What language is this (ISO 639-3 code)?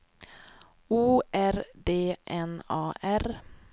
swe